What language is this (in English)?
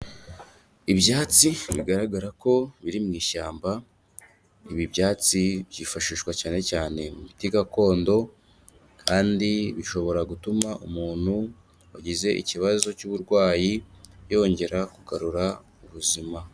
Kinyarwanda